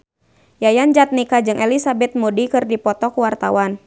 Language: Sundanese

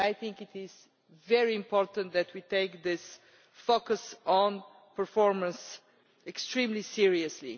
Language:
English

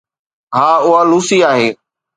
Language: Sindhi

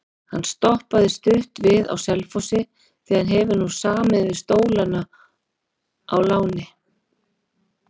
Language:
Icelandic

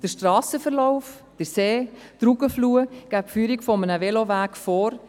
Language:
Swiss German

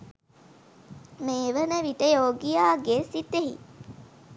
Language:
Sinhala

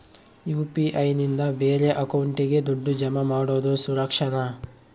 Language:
Kannada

